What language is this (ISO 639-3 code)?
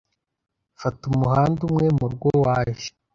kin